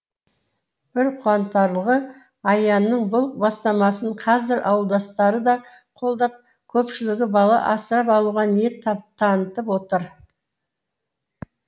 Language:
Kazakh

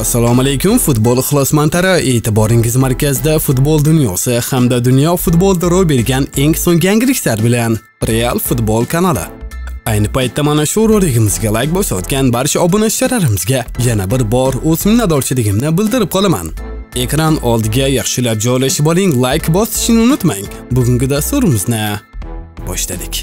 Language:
Turkish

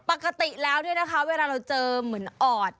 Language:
Thai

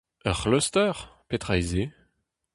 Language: Breton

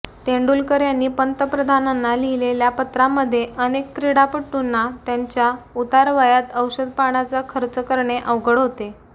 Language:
Marathi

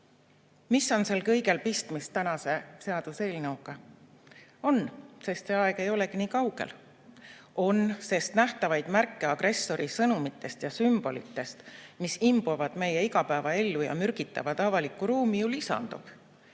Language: Estonian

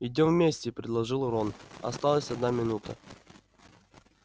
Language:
Russian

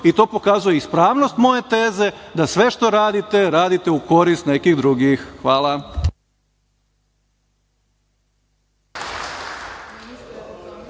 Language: Serbian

